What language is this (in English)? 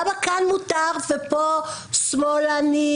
Hebrew